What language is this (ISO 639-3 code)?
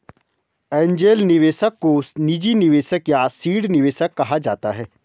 hin